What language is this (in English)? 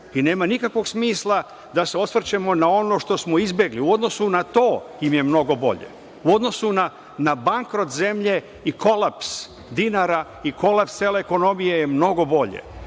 Serbian